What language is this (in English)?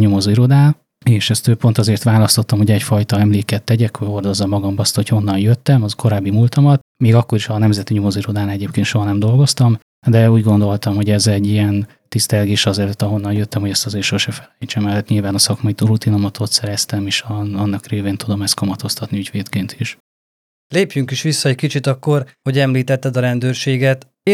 Hungarian